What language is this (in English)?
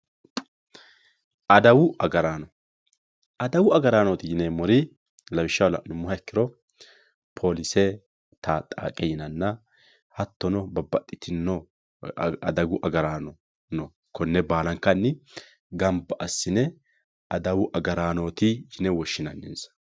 Sidamo